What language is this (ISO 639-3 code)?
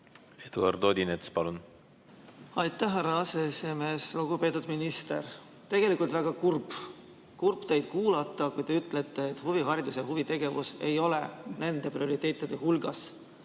est